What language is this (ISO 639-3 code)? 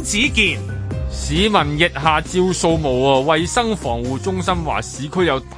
zho